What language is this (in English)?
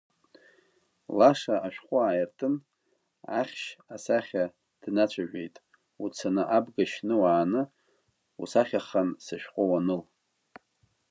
Abkhazian